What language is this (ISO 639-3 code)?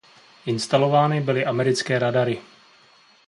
ces